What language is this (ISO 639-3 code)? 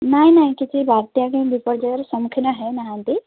ori